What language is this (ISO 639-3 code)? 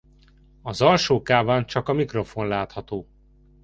hun